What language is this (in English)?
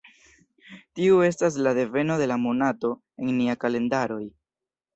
Esperanto